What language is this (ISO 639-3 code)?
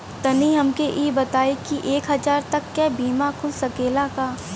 bho